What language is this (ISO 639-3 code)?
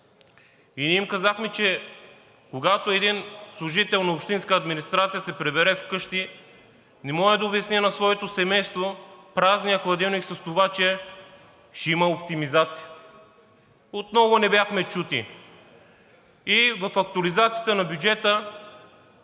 bul